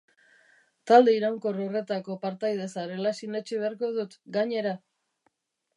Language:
Basque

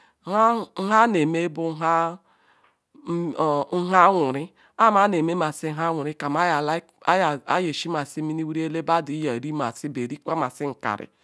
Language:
Ikwere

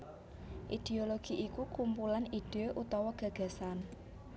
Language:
Javanese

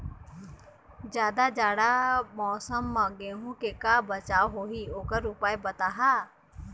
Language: Chhattisgarhi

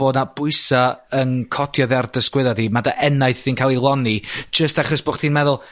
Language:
Welsh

